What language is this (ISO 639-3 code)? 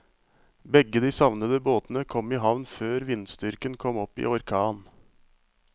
nor